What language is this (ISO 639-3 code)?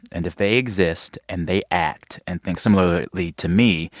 eng